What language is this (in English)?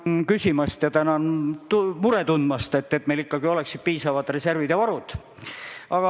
Estonian